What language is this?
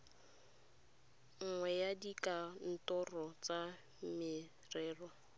Tswana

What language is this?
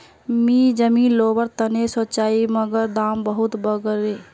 Magahi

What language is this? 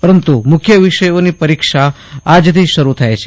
Gujarati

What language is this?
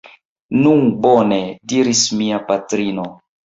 Esperanto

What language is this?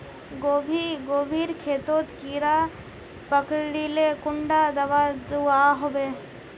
Magahi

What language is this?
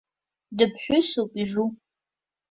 Abkhazian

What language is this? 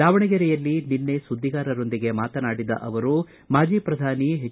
Kannada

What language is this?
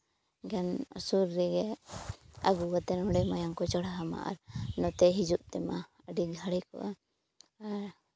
Santali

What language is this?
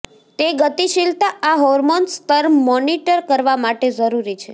Gujarati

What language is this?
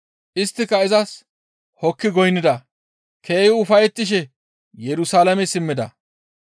Gamo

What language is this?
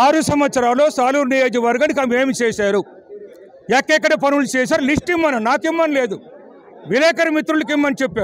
Telugu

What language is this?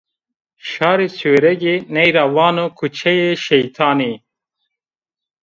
Zaza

